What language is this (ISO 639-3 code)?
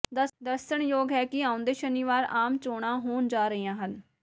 pan